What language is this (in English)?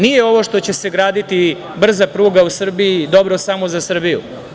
Serbian